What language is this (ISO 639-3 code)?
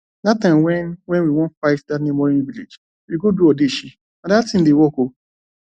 pcm